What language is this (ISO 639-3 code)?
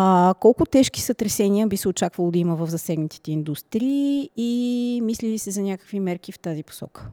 bul